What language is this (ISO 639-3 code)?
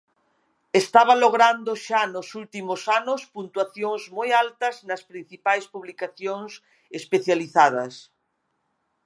glg